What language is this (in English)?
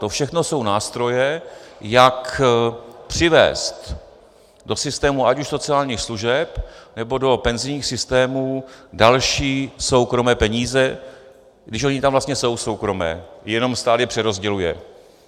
Czech